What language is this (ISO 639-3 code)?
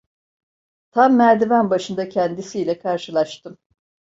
tur